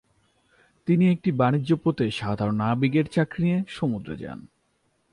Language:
Bangla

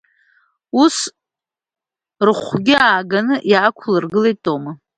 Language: Abkhazian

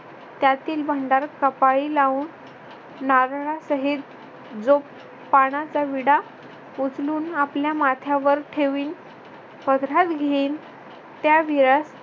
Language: Marathi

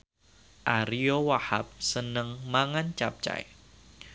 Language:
Javanese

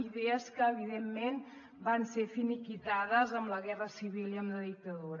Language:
Catalan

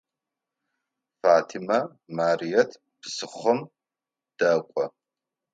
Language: Adyghe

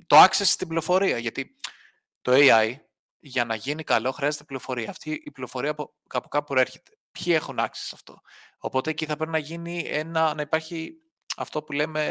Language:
Greek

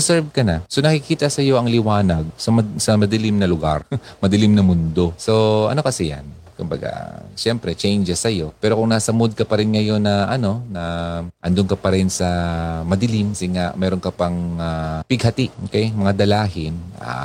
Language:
Filipino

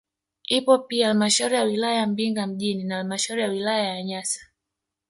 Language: Swahili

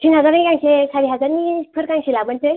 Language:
Bodo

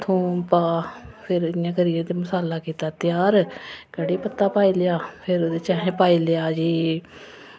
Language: Dogri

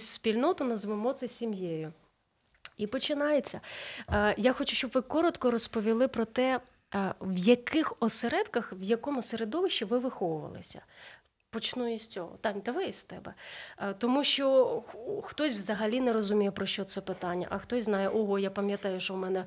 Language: Ukrainian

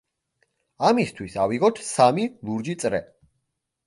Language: Georgian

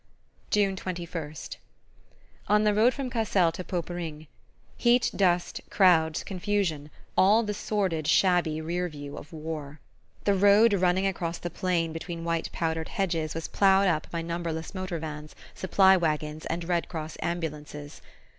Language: English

